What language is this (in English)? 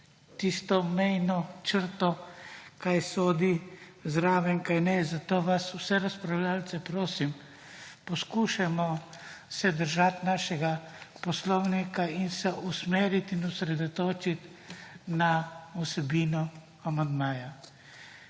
Slovenian